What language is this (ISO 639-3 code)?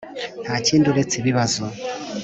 kin